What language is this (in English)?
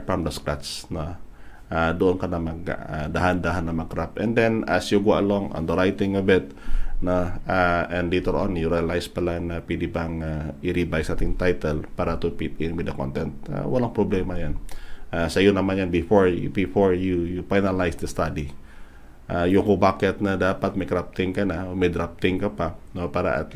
Filipino